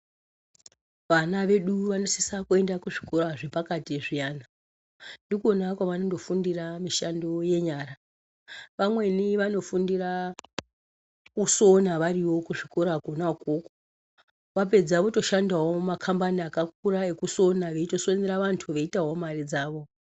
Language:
Ndau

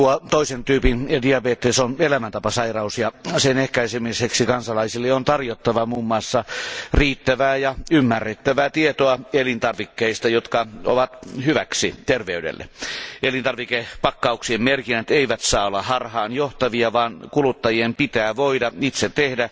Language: Finnish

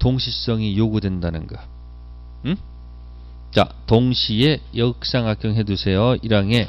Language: Korean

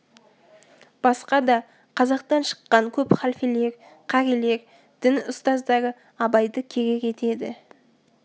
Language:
Kazakh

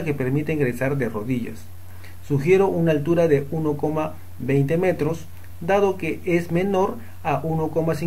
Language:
Spanish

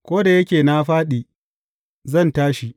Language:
Hausa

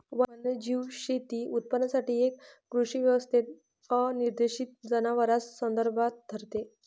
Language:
Marathi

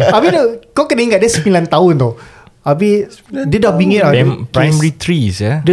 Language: Malay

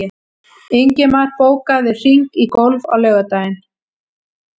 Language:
Icelandic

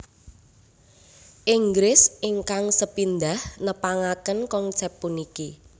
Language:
Javanese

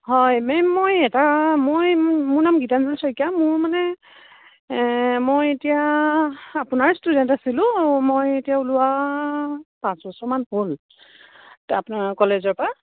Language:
Assamese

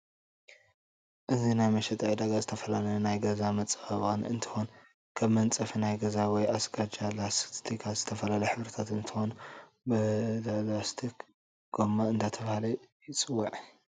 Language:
Tigrinya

